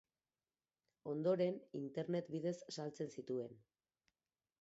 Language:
Basque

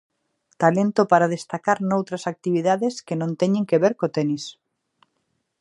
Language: Galician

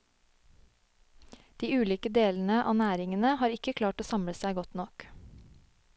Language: Norwegian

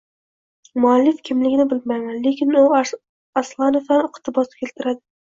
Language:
Uzbek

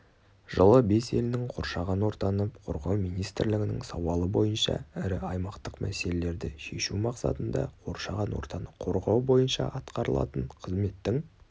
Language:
Kazakh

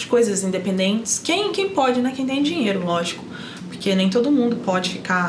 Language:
Portuguese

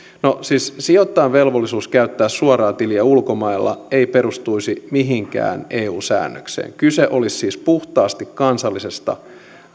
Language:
Finnish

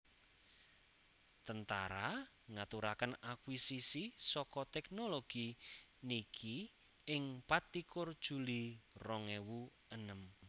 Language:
Javanese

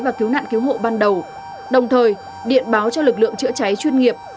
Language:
Vietnamese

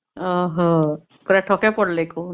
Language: Odia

